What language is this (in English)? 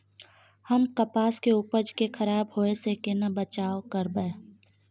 Maithili